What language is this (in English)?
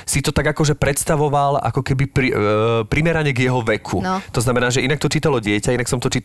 Slovak